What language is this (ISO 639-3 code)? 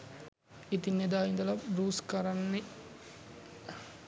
sin